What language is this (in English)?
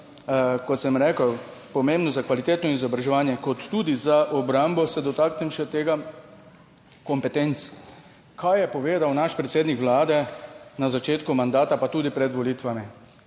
Slovenian